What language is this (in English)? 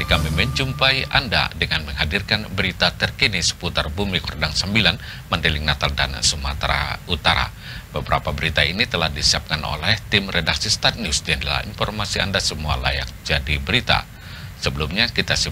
Indonesian